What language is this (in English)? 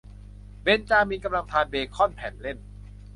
Thai